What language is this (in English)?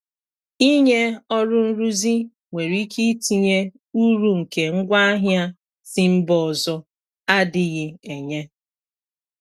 Igbo